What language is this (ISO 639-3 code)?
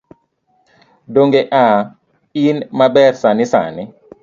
luo